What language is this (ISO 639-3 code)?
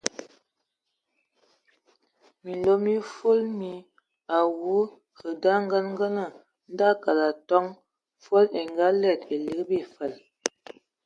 ewo